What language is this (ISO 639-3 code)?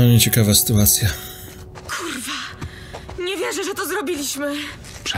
pol